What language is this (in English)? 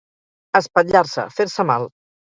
Catalan